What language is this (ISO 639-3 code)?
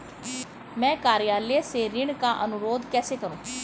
hin